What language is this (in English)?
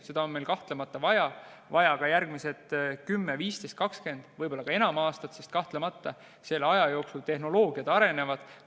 Estonian